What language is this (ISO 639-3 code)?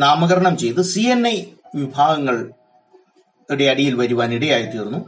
mal